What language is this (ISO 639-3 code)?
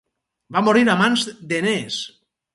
cat